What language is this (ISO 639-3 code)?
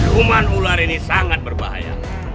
ind